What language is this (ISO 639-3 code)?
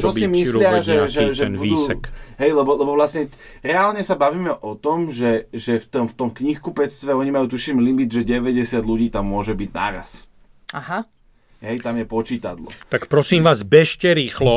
slk